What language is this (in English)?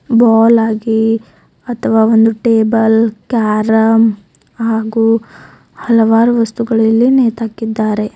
Kannada